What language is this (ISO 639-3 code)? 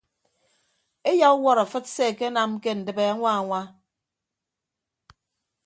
ibb